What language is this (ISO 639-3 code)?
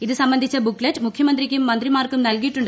mal